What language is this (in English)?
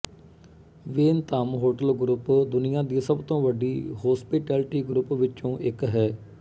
Punjabi